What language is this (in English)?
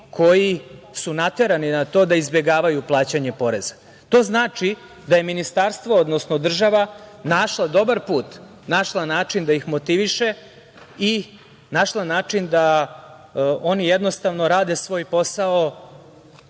Serbian